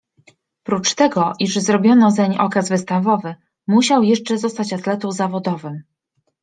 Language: Polish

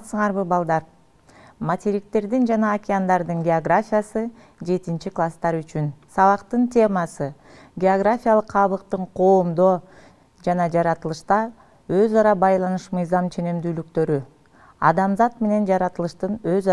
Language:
Turkish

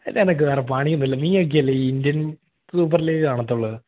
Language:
Malayalam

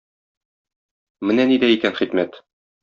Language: Tatar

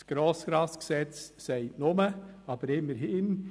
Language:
Swiss German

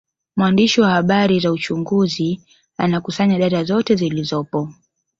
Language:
Swahili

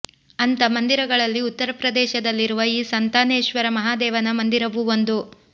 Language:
Kannada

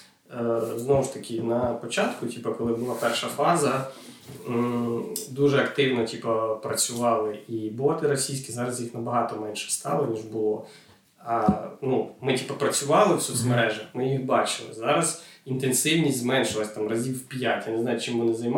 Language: Ukrainian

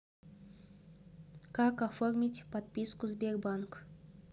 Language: Russian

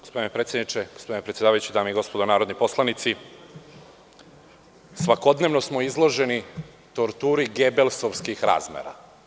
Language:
Serbian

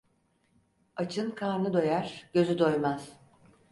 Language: Turkish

